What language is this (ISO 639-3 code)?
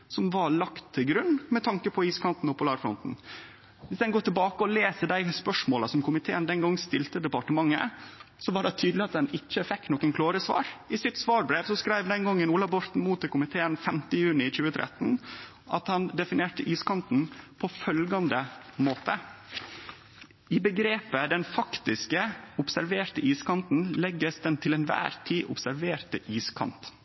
nno